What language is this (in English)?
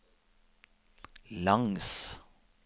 Norwegian